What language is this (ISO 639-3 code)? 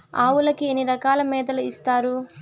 tel